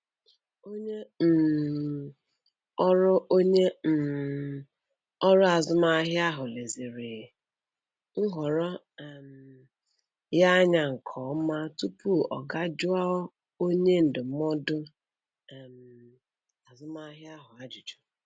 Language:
Igbo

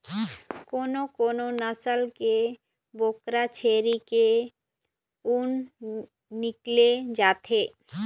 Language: Chhattisgarhi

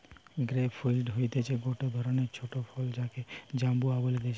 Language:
Bangla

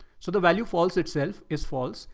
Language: English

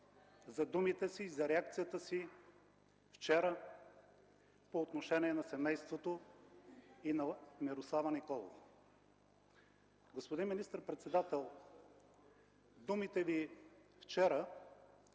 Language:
Bulgarian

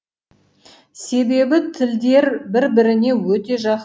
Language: Kazakh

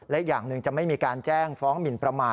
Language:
Thai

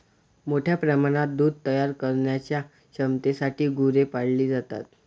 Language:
Marathi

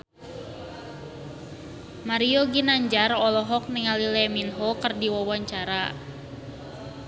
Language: Sundanese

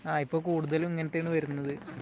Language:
Malayalam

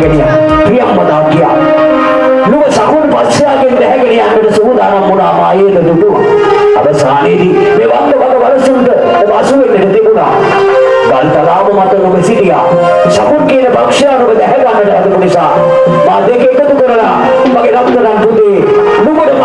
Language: Sinhala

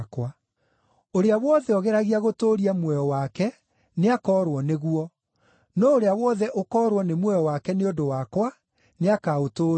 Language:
Kikuyu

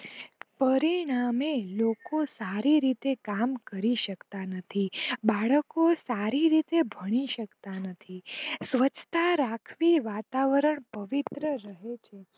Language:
Gujarati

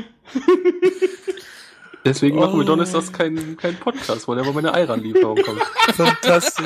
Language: German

